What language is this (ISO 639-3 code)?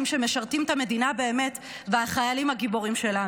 heb